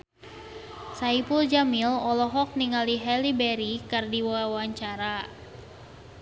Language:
Sundanese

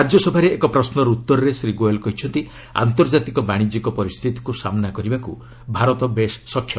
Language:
Odia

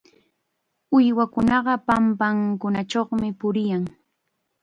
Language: Chiquián Ancash Quechua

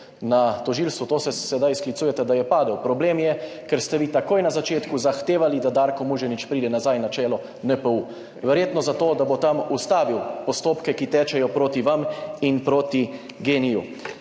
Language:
Slovenian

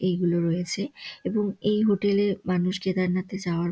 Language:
Bangla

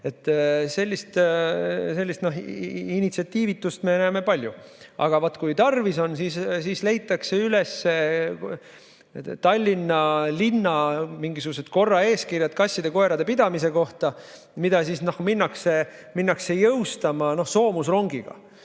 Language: Estonian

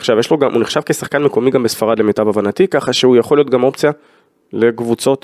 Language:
Hebrew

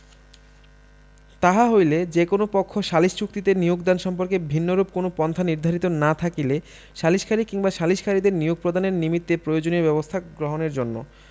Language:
Bangla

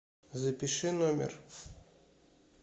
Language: Russian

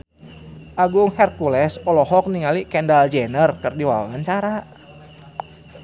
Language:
Sundanese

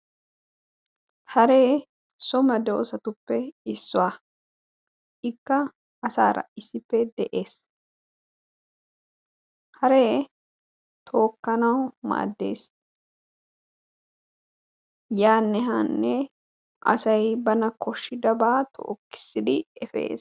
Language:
Wolaytta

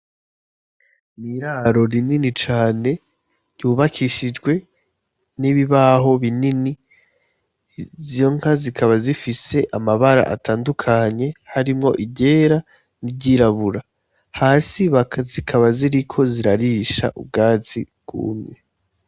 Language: Rundi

